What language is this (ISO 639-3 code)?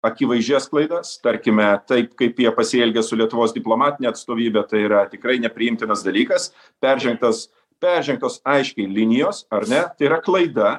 lit